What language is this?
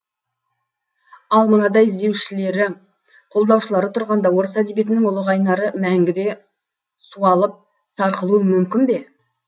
Kazakh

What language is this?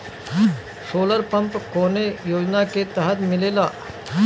Bhojpuri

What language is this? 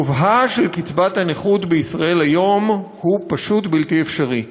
Hebrew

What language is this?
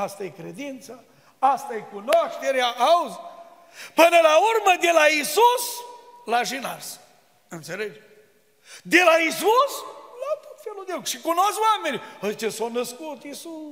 Romanian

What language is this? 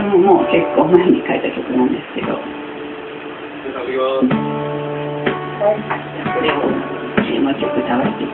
Japanese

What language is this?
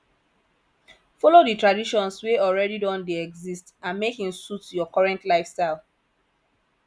Nigerian Pidgin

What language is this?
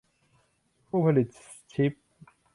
Thai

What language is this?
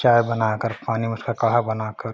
Hindi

